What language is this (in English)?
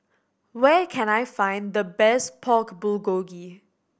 English